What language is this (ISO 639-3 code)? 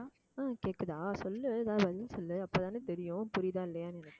tam